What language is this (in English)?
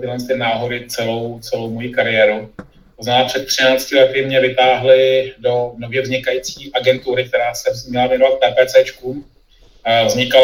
Czech